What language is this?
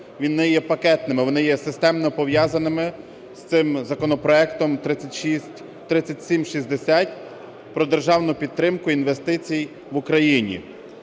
Ukrainian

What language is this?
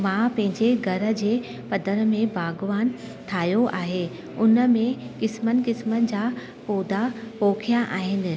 Sindhi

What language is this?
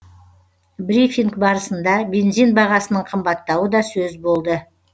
Kazakh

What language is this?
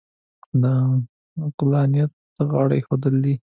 Pashto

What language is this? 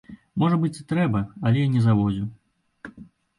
Belarusian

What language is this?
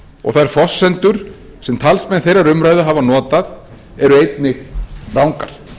Icelandic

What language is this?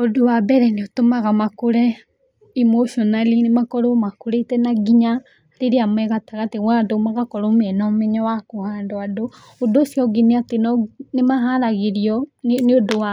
Kikuyu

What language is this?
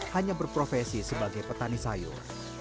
Indonesian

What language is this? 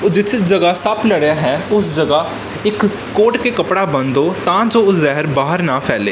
Punjabi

